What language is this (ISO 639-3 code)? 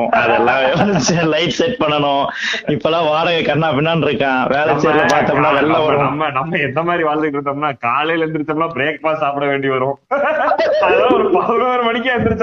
tam